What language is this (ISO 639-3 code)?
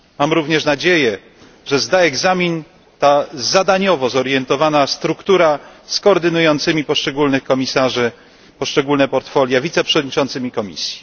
pol